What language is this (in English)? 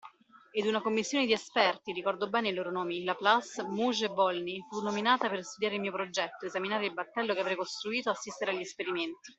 Italian